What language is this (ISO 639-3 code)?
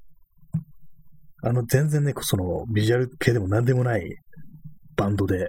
jpn